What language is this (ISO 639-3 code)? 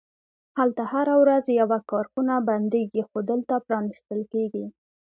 pus